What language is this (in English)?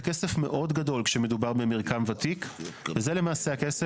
Hebrew